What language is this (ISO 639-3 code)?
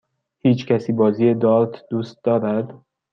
fas